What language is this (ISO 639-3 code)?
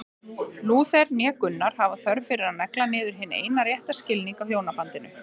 isl